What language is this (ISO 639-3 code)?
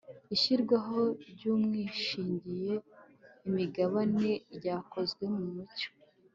kin